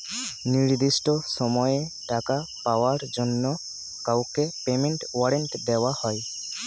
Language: Bangla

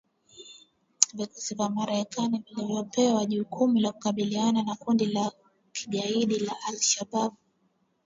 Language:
Swahili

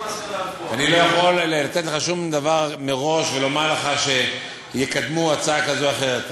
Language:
Hebrew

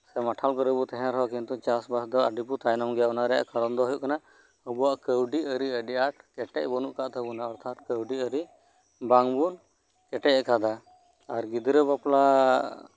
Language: Santali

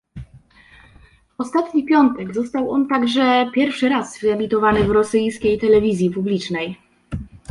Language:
Polish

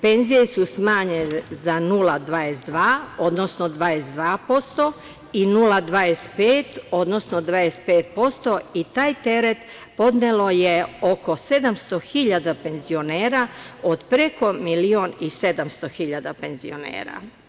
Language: Serbian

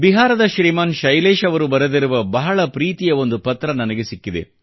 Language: Kannada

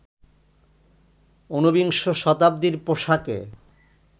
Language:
Bangla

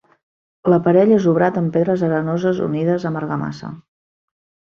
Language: Catalan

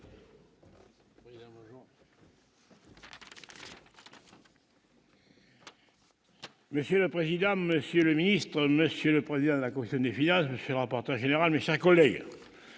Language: French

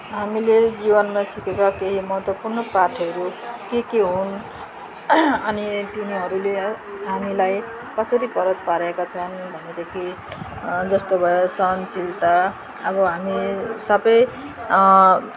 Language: Nepali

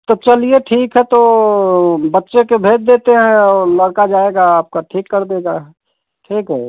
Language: Hindi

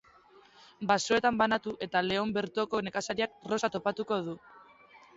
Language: Basque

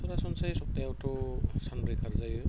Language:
Bodo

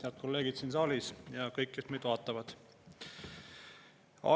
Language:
Estonian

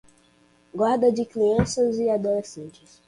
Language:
Portuguese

